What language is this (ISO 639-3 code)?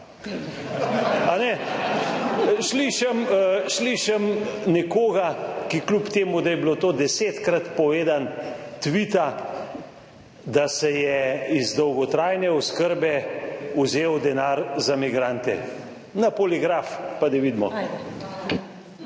slv